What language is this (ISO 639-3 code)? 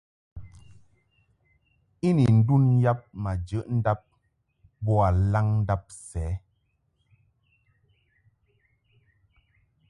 mhk